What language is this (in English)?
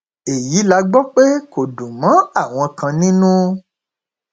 Yoruba